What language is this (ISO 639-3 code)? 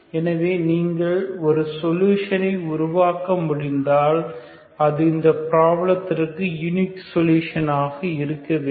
tam